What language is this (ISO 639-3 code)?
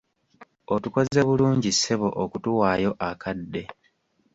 lug